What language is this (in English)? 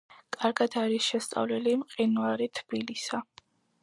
Georgian